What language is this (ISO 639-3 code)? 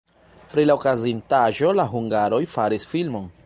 epo